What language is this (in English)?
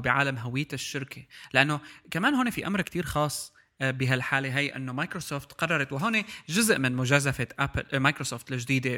Arabic